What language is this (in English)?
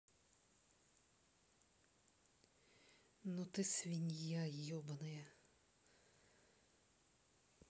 Russian